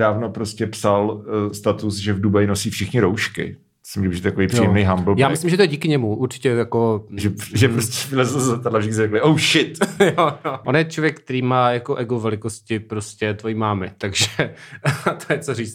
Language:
Czech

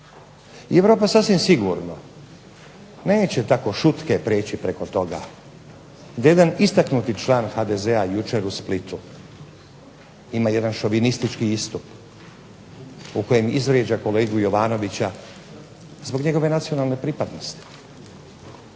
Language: Croatian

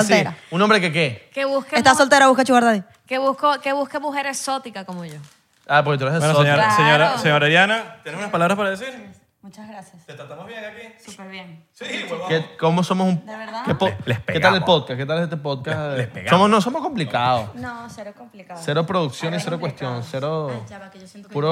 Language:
Spanish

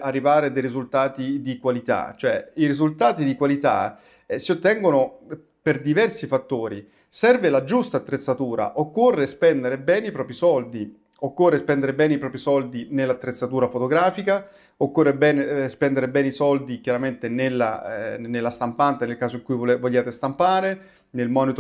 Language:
Italian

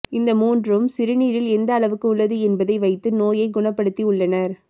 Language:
Tamil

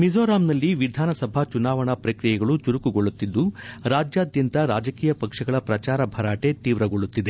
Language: Kannada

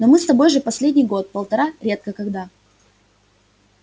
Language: Russian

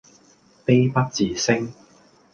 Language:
Cantonese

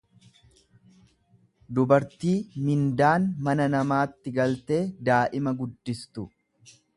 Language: Oromo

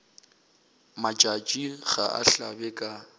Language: Northern Sotho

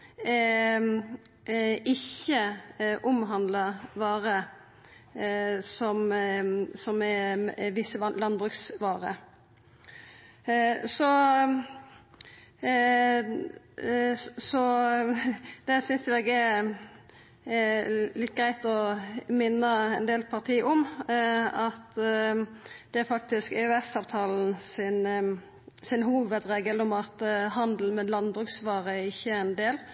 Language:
Norwegian Nynorsk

